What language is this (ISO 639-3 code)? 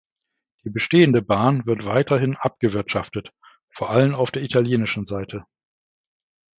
deu